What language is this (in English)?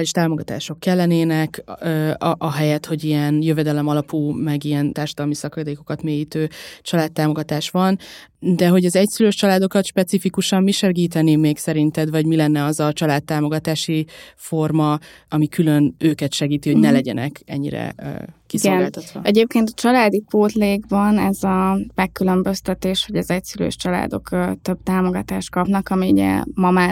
Hungarian